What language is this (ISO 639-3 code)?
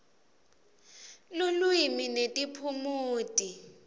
ssw